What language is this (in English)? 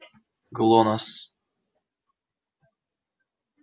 Russian